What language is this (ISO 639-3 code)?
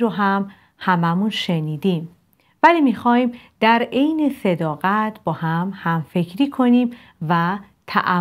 fas